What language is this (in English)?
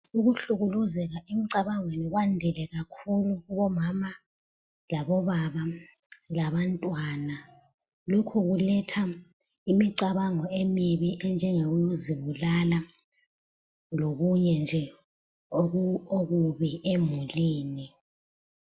North Ndebele